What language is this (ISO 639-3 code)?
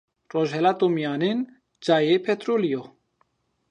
zza